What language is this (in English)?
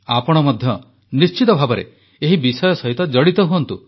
Odia